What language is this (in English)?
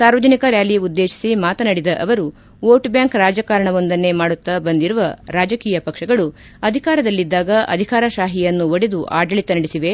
Kannada